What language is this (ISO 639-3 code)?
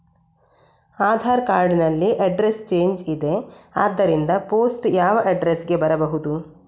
kan